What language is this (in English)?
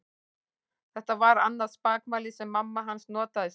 Icelandic